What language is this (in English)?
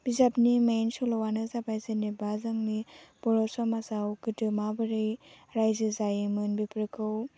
Bodo